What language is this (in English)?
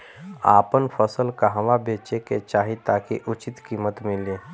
Bhojpuri